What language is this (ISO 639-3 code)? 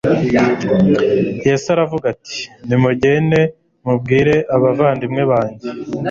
kin